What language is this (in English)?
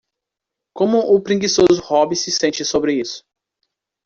Portuguese